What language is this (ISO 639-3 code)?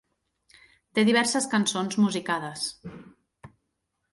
cat